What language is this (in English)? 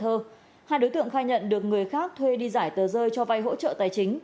Vietnamese